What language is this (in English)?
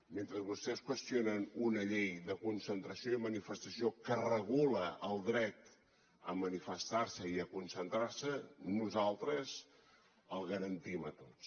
Catalan